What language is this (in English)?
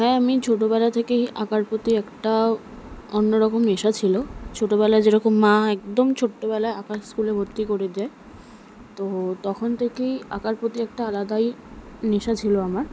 Bangla